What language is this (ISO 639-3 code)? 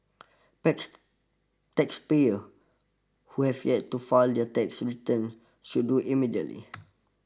eng